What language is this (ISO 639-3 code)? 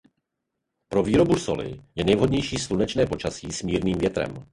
ces